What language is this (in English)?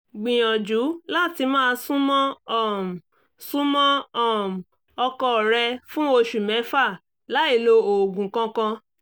Yoruba